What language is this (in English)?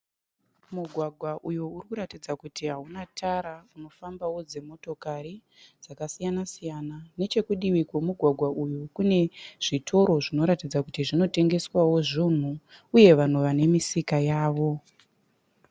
Shona